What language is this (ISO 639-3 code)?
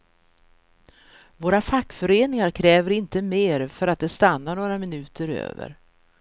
swe